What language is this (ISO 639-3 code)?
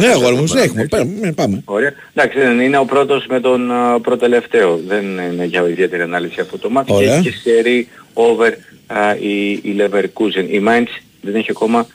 ell